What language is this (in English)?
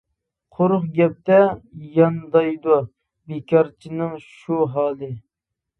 Uyghur